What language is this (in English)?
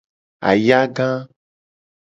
Gen